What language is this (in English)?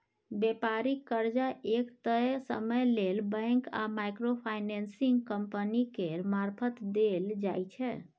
Maithili